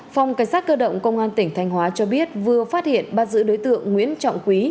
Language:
Vietnamese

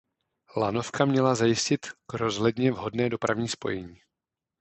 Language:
Czech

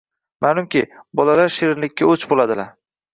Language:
Uzbek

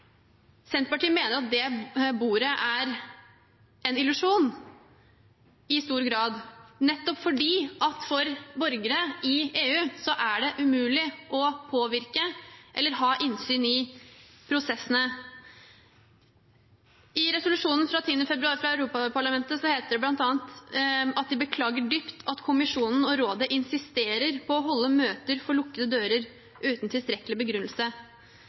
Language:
Norwegian Bokmål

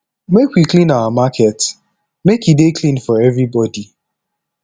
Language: Nigerian Pidgin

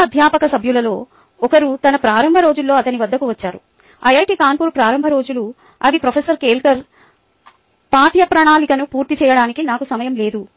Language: Telugu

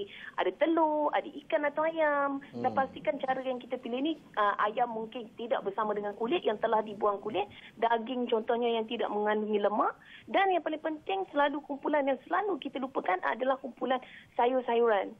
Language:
Malay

